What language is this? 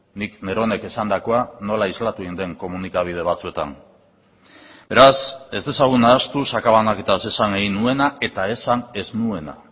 Basque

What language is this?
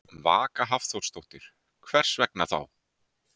Icelandic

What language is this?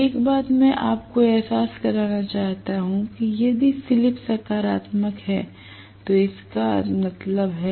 Hindi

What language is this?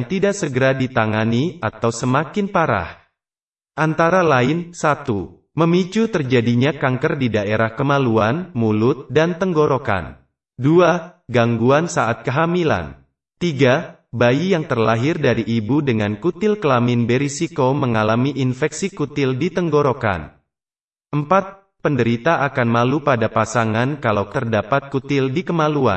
Indonesian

